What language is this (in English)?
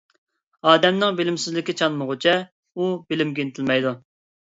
Uyghur